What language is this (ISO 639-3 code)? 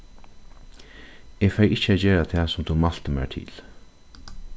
fao